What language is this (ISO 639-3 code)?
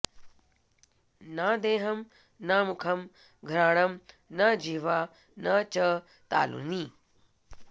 san